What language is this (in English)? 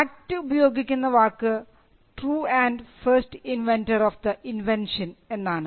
Malayalam